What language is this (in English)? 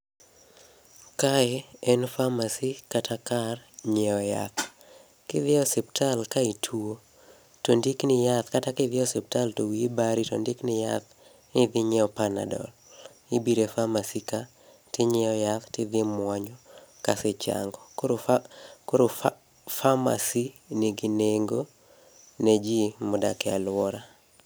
Luo (Kenya and Tanzania)